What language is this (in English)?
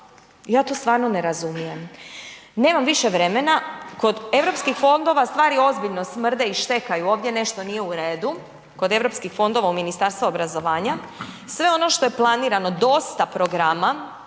Croatian